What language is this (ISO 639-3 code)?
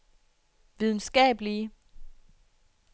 dan